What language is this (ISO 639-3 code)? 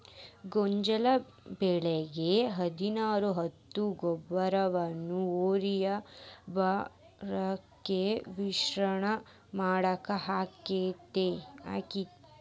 kan